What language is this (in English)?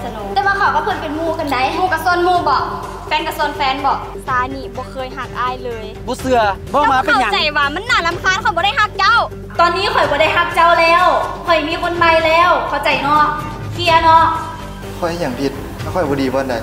Thai